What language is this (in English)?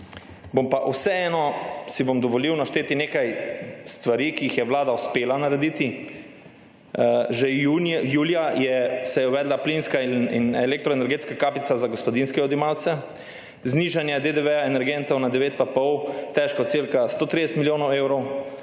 Slovenian